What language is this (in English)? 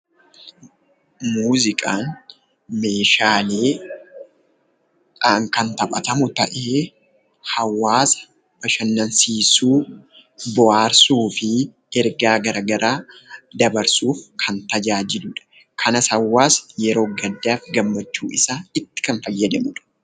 Oromo